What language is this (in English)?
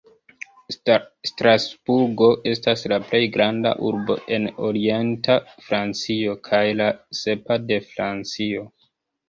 Esperanto